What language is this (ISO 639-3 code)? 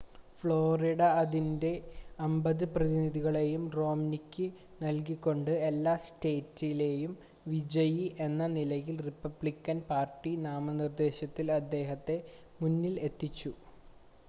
mal